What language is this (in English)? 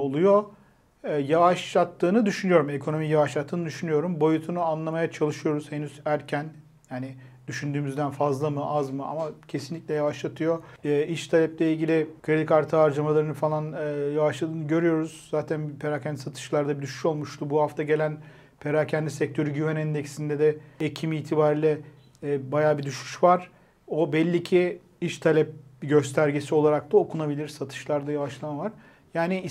Turkish